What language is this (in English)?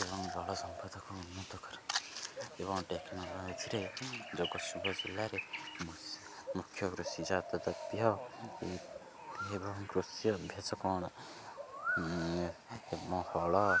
Odia